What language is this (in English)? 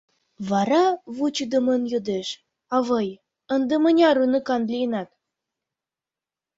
Mari